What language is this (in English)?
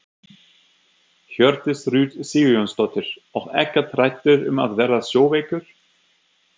Icelandic